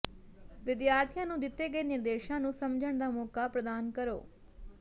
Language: Punjabi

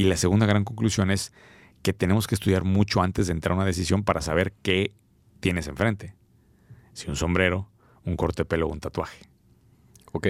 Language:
Spanish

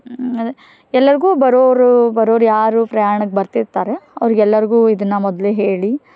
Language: Kannada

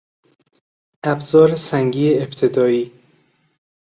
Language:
Persian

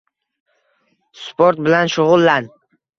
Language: Uzbek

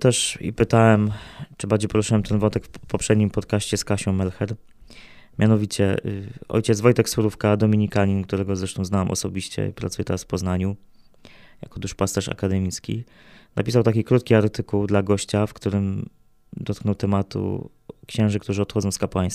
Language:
Polish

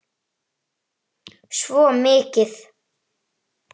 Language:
Icelandic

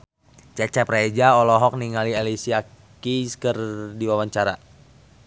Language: Sundanese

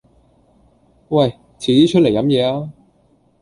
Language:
Cantonese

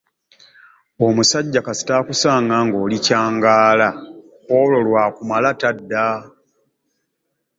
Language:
Ganda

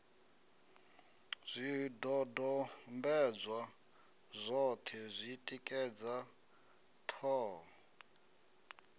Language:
Venda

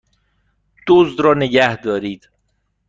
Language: Persian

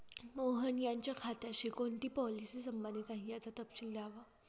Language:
Marathi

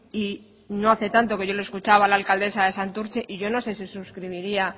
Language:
Spanish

